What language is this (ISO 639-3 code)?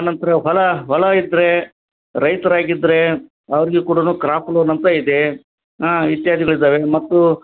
kan